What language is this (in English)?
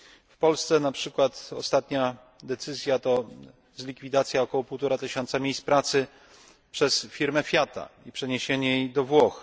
Polish